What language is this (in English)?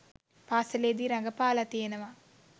Sinhala